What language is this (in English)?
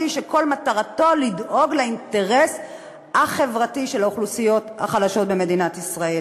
Hebrew